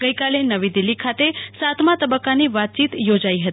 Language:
Gujarati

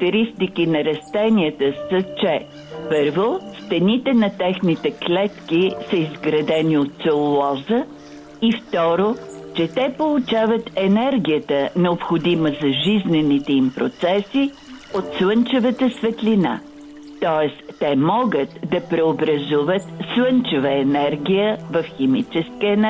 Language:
Bulgarian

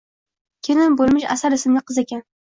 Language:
Uzbek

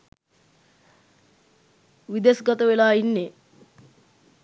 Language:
Sinhala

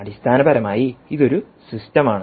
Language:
Malayalam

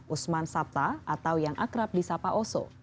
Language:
Indonesian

